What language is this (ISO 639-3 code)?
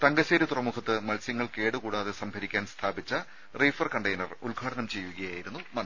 mal